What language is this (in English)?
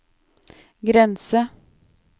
Norwegian